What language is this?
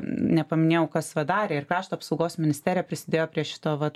Lithuanian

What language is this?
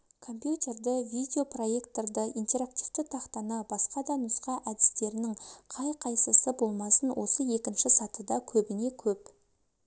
Kazakh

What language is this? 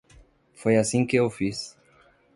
Portuguese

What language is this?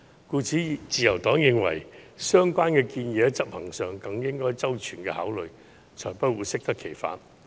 Cantonese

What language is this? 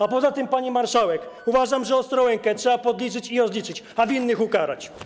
Polish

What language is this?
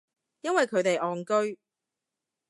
Cantonese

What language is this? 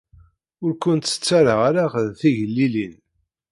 Kabyle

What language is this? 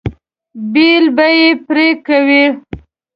Pashto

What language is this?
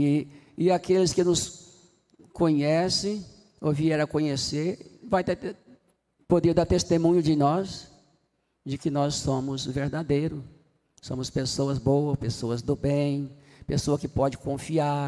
Portuguese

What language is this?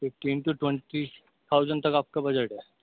Urdu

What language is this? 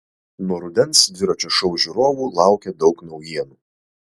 Lithuanian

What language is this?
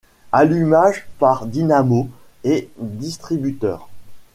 French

